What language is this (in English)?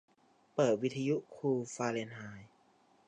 Thai